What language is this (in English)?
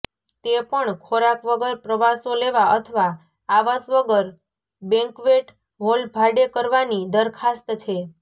Gujarati